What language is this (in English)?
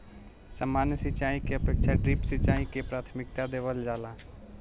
Bhojpuri